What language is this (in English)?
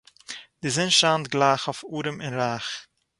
Yiddish